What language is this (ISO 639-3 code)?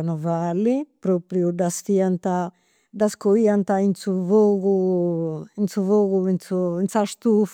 sro